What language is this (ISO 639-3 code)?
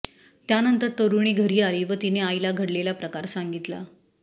mar